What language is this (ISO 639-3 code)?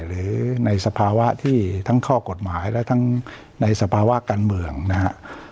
tha